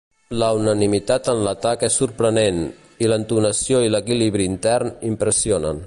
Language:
Catalan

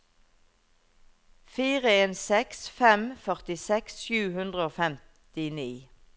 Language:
Norwegian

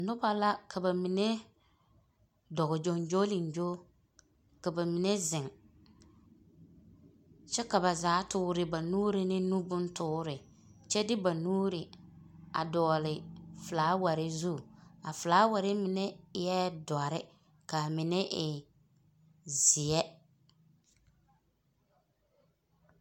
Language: Southern Dagaare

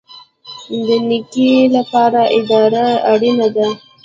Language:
Pashto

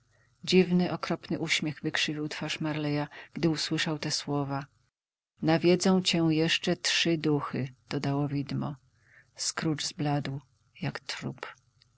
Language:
Polish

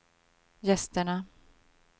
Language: Swedish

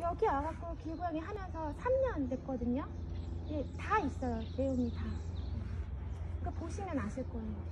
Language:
Korean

